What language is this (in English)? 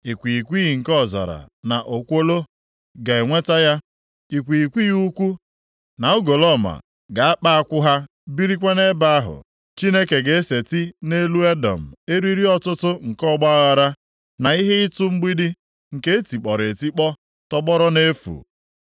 Igbo